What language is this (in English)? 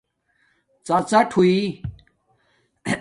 Domaaki